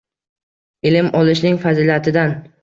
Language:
Uzbek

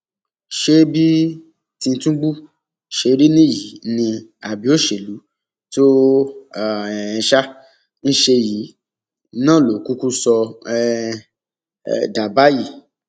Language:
Yoruba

